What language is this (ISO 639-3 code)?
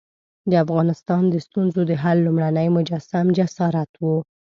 pus